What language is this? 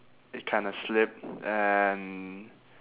English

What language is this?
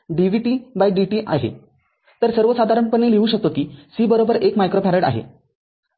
Marathi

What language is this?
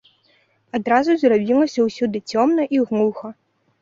Belarusian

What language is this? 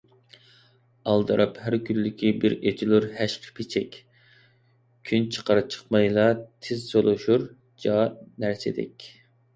Uyghur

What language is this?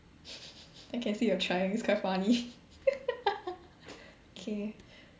English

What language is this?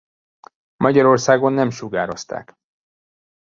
Hungarian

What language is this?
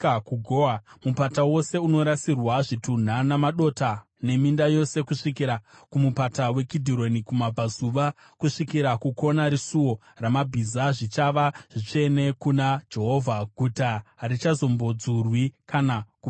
Shona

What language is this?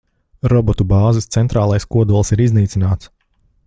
Latvian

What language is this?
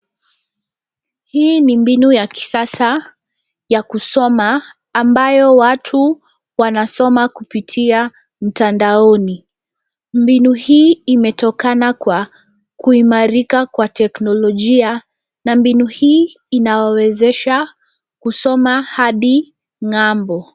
Swahili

